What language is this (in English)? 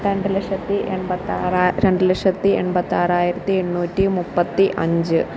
Malayalam